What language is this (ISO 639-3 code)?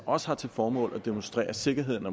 dan